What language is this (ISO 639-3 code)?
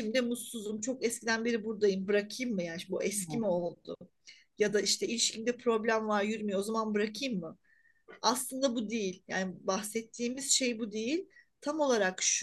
tur